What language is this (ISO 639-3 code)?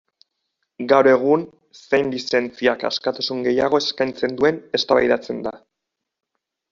eus